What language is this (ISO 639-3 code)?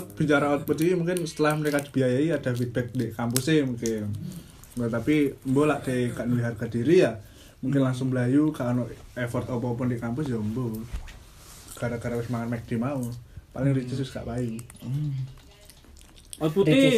ind